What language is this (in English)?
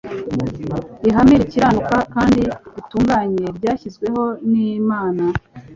Kinyarwanda